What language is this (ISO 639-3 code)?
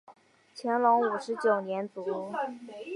zho